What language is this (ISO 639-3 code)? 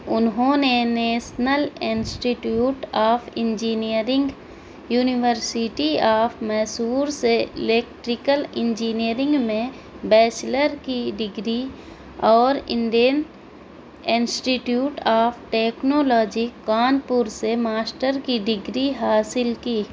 urd